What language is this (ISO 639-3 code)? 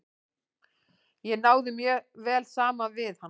isl